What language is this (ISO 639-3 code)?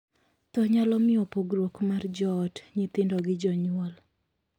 luo